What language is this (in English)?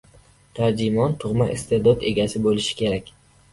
Uzbek